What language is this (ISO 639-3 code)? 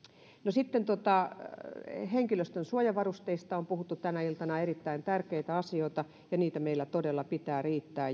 fin